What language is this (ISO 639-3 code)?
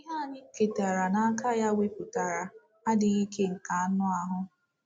ibo